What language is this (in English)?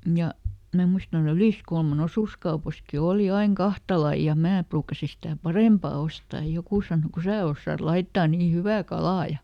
Finnish